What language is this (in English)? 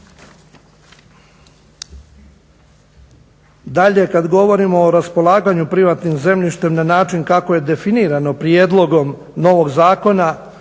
Croatian